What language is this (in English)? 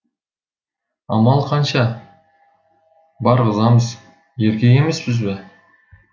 Kazakh